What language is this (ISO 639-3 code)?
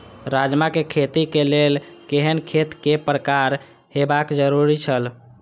mai